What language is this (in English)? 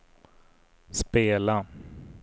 Swedish